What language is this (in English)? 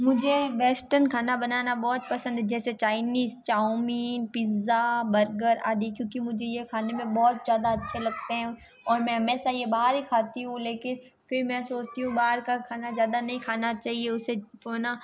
Hindi